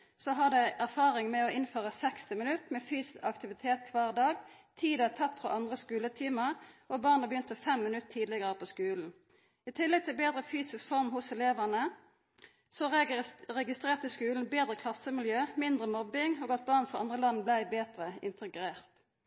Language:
Norwegian Nynorsk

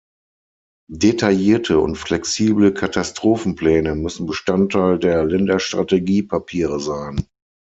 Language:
German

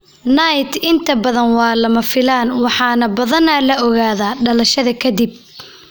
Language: Somali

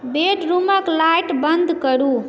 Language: Maithili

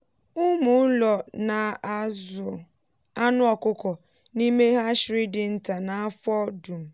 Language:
Igbo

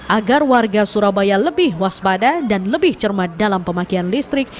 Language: Indonesian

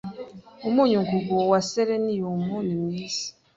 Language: Kinyarwanda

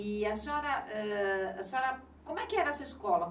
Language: Portuguese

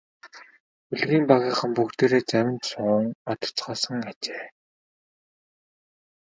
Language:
Mongolian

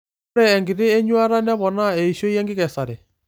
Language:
Masai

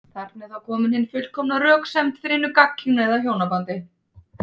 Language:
Icelandic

